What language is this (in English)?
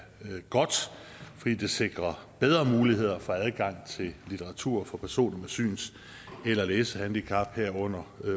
Danish